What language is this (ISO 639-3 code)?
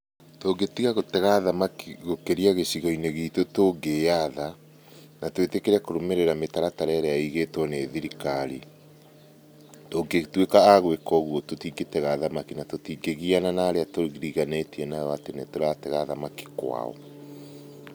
kik